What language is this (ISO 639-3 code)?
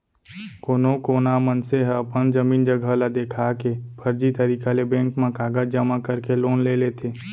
hne